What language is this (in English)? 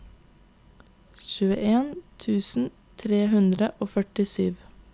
Norwegian